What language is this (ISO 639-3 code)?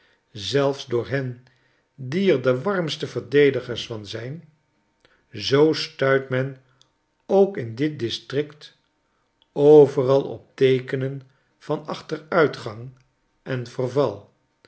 nld